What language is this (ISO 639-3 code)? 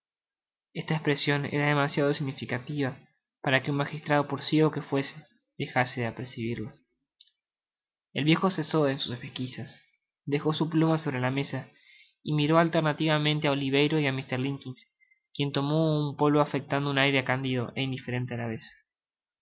spa